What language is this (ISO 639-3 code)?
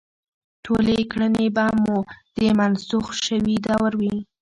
pus